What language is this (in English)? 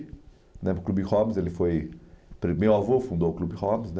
Portuguese